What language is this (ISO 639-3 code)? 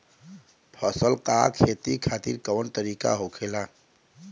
bho